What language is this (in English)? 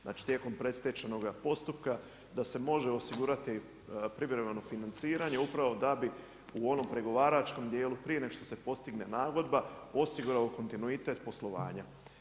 Croatian